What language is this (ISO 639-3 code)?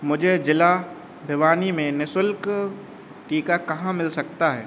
hin